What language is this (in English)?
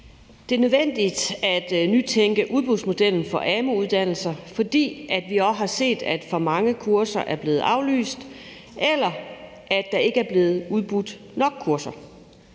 Danish